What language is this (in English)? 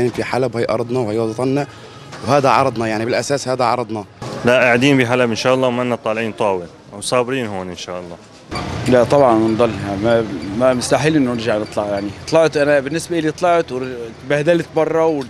Arabic